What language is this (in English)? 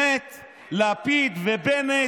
Hebrew